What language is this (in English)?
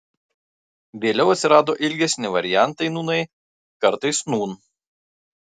Lithuanian